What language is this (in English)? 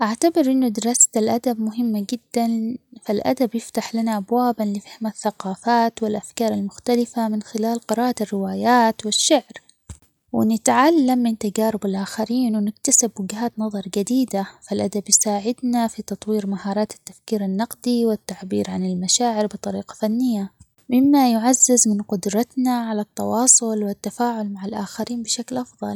Omani Arabic